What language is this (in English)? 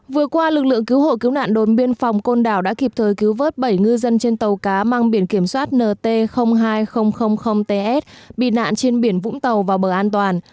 Vietnamese